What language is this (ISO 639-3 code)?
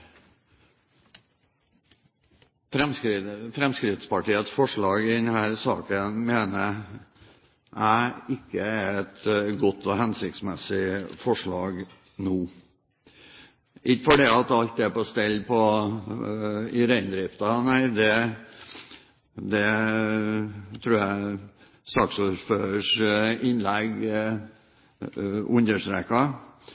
nob